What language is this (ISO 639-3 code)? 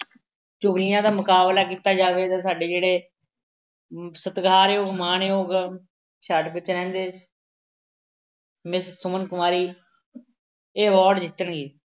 pan